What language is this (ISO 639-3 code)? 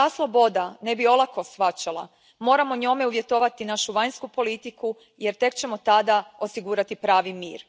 hrv